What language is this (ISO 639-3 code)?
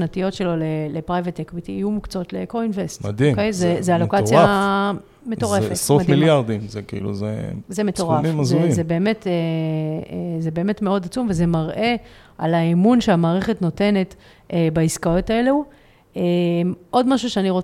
heb